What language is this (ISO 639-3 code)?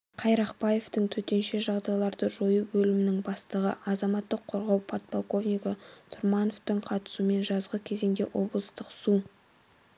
kaz